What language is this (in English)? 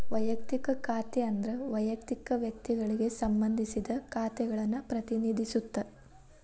Kannada